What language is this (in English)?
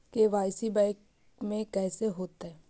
Magahi